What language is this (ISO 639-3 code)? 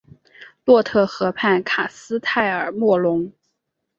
zho